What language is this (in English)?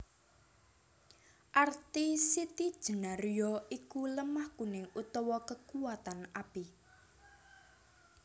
Javanese